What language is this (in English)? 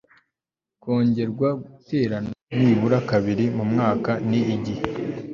Kinyarwanda